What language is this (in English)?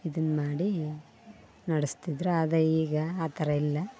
Kannada